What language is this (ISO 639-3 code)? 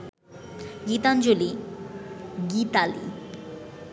ben